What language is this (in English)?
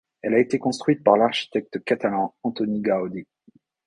French